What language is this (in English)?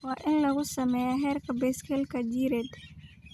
Somali